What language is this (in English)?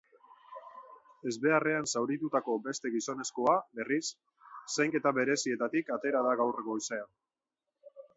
Basque